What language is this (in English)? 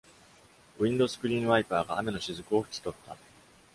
Japanese